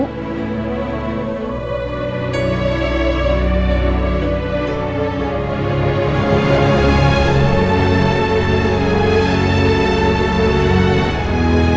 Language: Indonesian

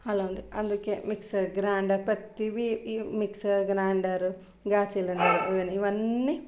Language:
Telugu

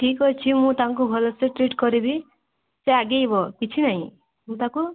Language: Odia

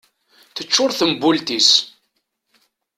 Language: Kabyle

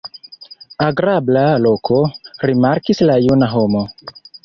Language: Esperanto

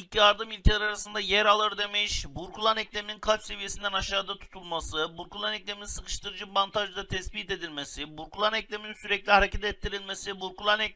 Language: Turkish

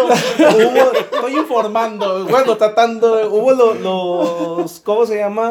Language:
Spanish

